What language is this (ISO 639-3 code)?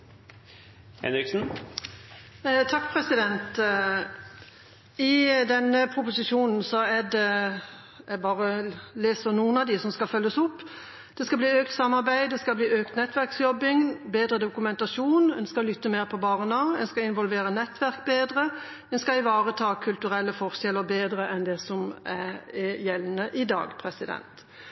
nob